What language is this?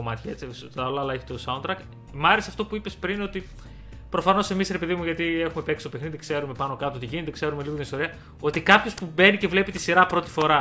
Greek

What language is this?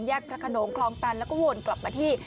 Thai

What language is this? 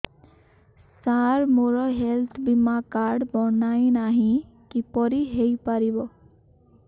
Odia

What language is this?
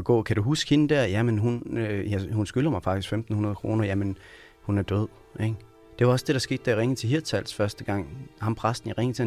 Danish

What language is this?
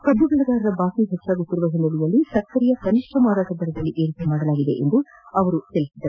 Kannada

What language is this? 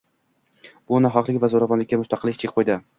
Uzbek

